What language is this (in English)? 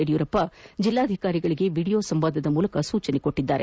Kannada